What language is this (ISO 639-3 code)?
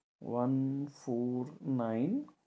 ben